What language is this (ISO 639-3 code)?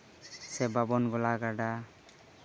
sat